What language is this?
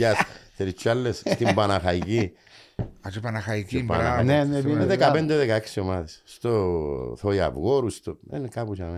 Greek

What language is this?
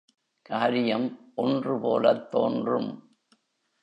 Tamil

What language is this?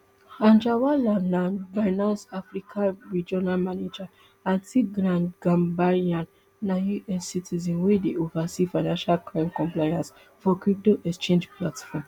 Nigerian Pidgin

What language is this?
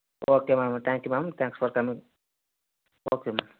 Telugu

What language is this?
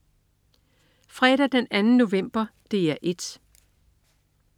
Danish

